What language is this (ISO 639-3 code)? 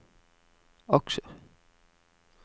nor